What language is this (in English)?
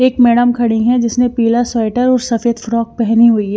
Hindi